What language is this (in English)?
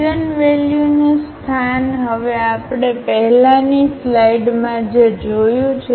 Gujarati